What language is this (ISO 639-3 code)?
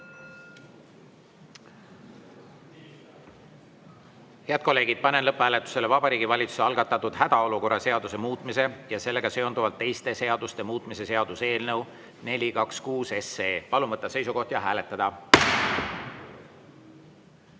est